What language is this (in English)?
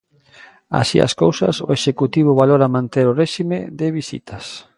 Galician